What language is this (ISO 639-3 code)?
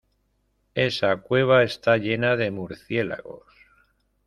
spa